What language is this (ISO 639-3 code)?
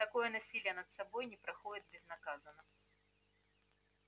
rus